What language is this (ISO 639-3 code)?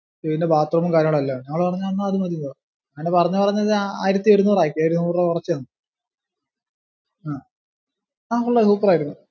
mal